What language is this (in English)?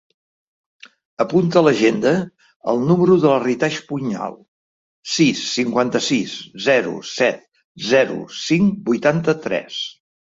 Catalan